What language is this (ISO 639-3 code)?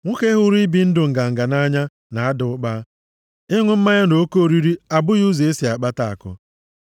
ibo